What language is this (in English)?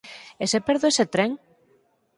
Galician